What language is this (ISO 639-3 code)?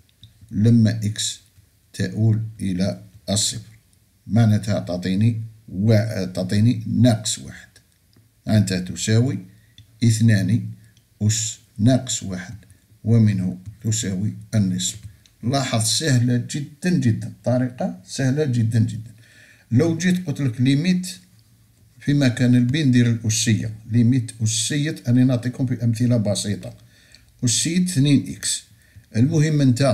ara